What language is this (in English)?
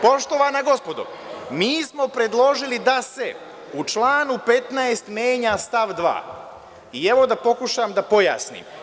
Serbian